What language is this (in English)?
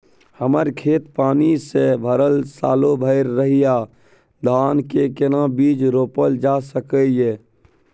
Maithili